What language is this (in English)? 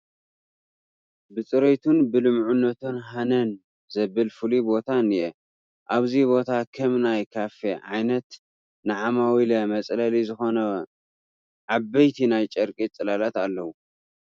Tigrinya